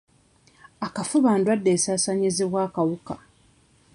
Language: Ganda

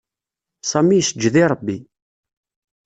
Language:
Kabyle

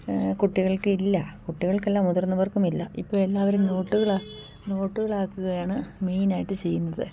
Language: Malayalam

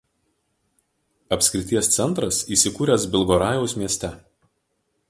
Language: Lithuanian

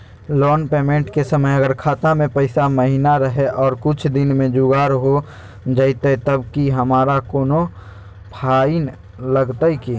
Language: Magahi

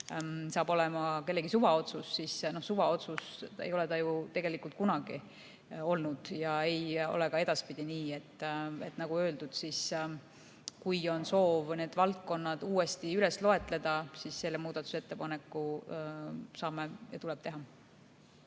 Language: Estonian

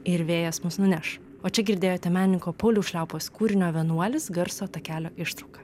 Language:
Lithuanian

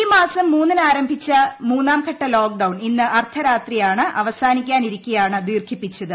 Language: Malayalam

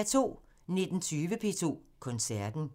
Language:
Danish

